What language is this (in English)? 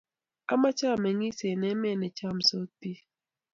Kalenjin